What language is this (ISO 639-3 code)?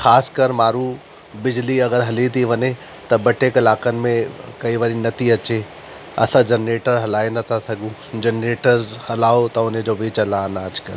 snd